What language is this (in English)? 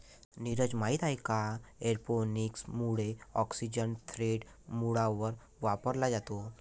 Marathi